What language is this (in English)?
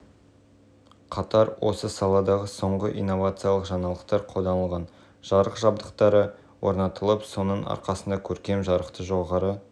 Kazakh